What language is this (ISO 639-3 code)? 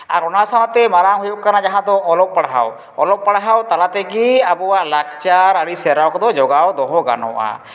sat